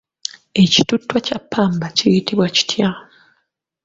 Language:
Ganda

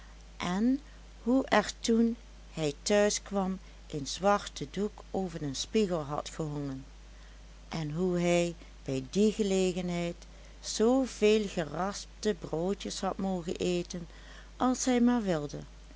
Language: Dutch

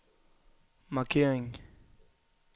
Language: Danish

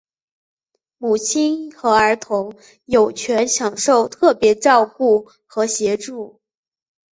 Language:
Chinese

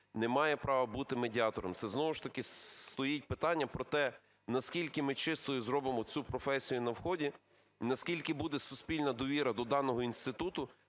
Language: Ukrainian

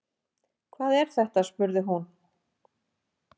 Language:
Icelandic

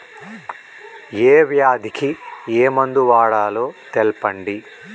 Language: Telugu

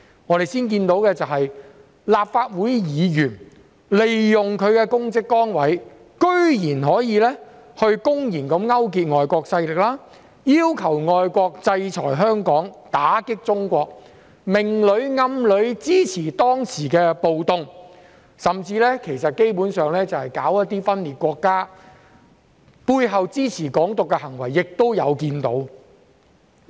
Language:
Cantonese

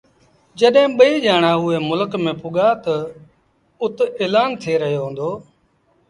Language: Sindhi Bhil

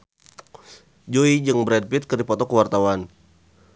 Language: Sundanese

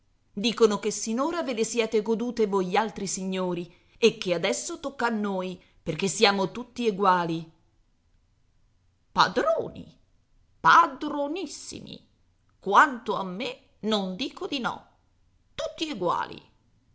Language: Italian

